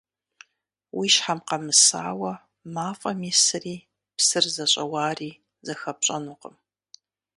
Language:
Kabardian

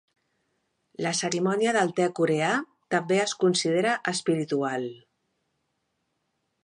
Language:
Catalan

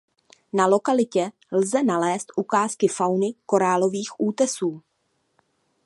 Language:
Czech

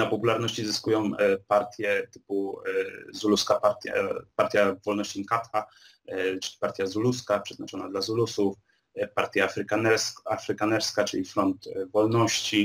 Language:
Polish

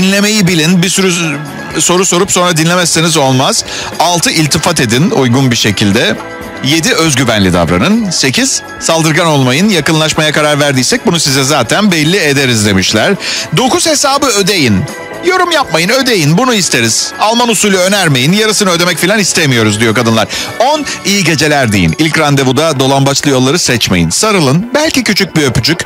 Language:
Turkish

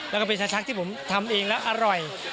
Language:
Thai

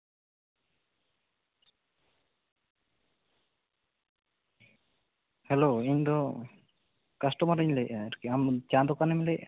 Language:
Santali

